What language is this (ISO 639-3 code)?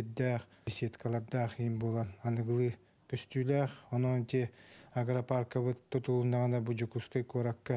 tur